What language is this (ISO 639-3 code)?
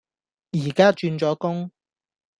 yue